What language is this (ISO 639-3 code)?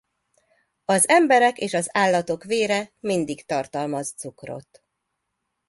hun